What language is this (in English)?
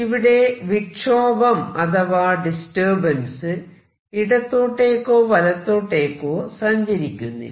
Malayalam